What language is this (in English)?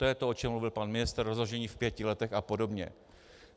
Czech